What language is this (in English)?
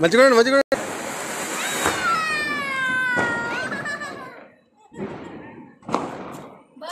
Arabic